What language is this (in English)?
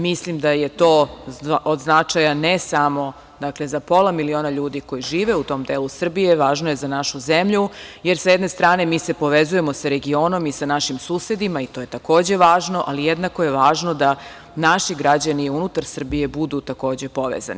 Serbian